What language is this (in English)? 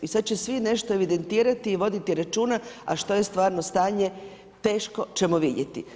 Croatian